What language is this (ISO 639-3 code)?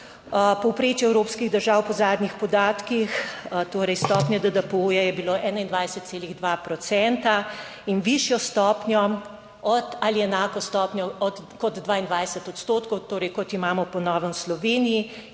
slv